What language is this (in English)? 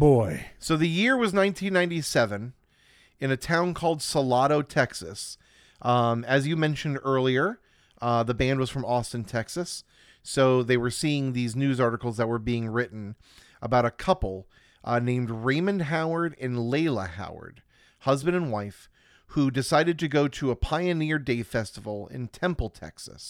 English